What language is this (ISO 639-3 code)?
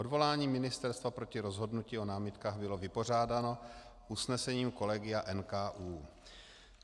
ces